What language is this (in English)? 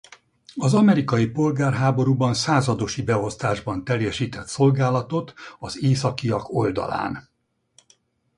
Hungarian